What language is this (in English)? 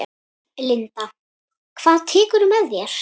Icelandic